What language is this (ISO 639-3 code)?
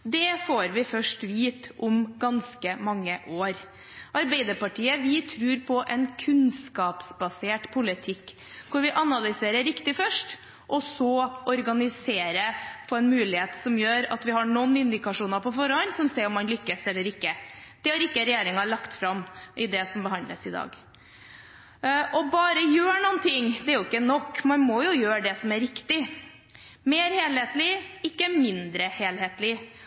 nob